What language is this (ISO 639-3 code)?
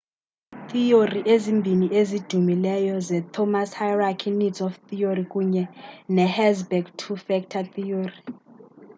xho